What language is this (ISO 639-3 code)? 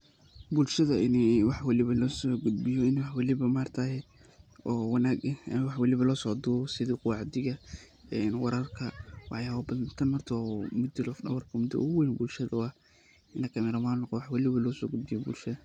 som